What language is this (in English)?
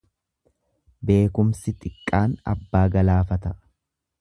Oromo